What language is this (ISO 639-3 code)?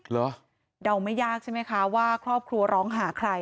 tha